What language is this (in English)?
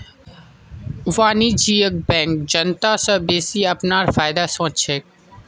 Magahi